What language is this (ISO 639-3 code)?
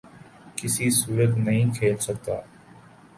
urd